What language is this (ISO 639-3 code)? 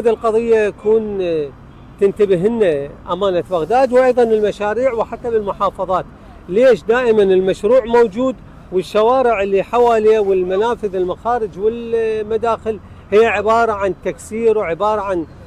ara